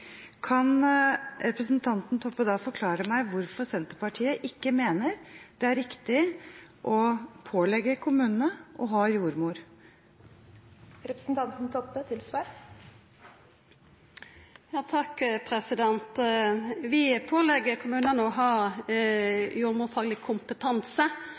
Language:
Norwegian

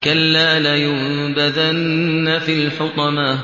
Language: Arabic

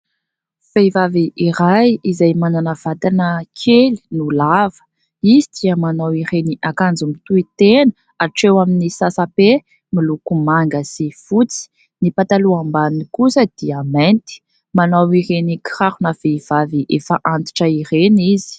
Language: Malagasy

